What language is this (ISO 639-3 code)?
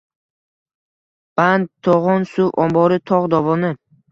uzb